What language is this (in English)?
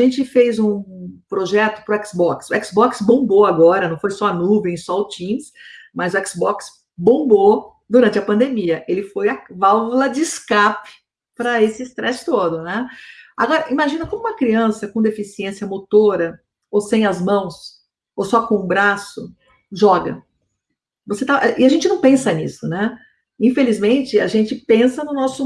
Portuguese